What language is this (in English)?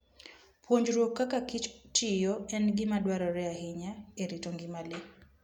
Luo (Kenya and Tanzania)